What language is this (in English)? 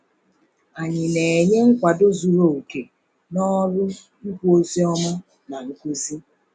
Igbo